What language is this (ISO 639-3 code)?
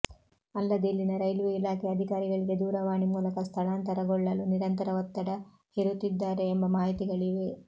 kan